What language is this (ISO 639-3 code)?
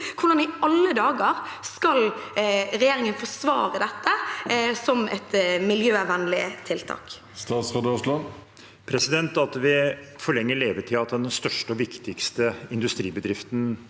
nor